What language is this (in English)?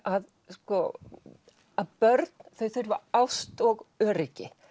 Icelandic